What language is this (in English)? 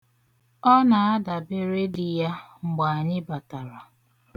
Igbo